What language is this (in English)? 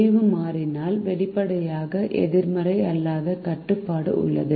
Tamil